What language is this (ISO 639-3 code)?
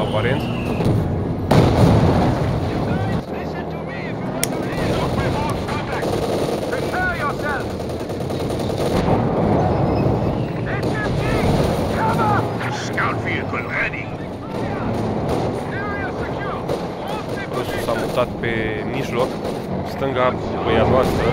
ron